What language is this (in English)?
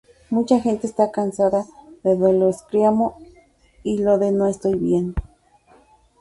Spanish